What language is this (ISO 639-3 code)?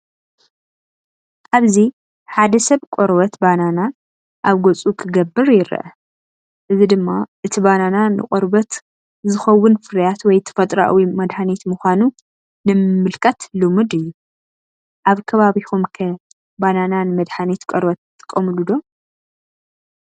tir